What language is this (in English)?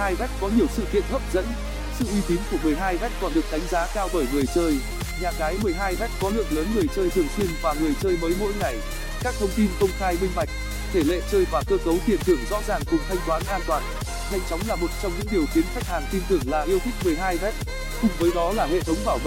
Vietnamese